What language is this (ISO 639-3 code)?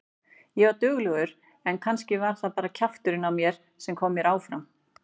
isl